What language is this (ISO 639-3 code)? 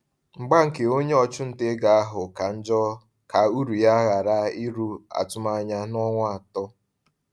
ibo